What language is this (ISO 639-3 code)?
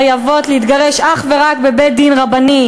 heb